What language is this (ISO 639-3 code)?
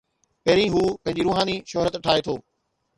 snd